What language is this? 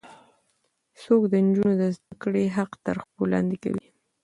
Pashto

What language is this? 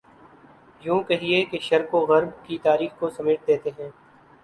Urdu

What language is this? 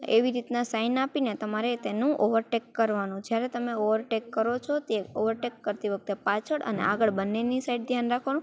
Gujarati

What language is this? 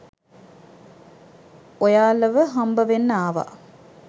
Sinhala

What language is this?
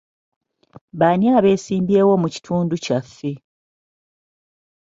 Ganda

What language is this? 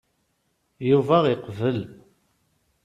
Kabyle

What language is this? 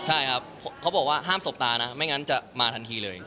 Thai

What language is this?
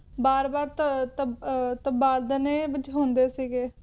Punjabi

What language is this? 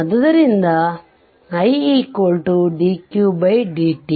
Kannada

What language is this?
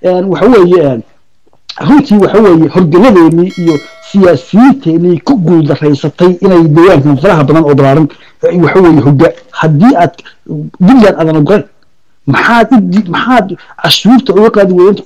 Arabic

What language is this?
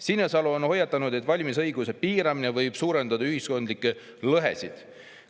Estonian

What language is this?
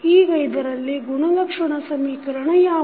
Kannada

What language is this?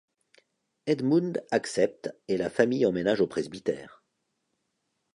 French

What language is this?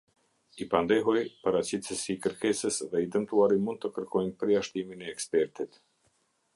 Albanian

